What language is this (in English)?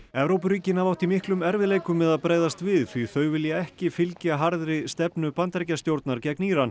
Icelandic